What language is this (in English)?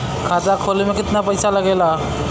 Bhojpuri